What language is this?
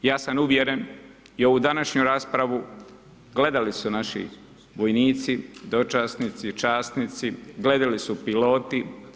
Croatian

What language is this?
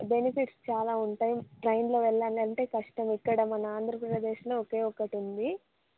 Telugu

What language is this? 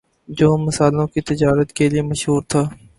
Urdu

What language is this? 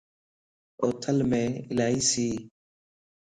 Lasi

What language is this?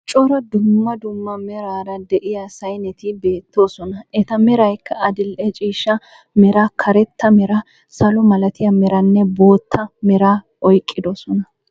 Wolaytta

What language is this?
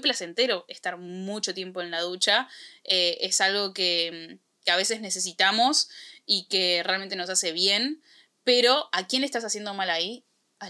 Spanish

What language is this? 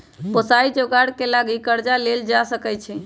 Magahi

